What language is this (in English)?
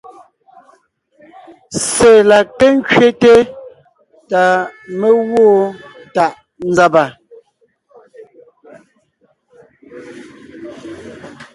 Ngiemboon